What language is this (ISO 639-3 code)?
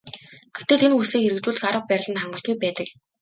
mon